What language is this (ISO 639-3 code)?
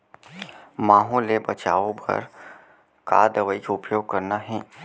hne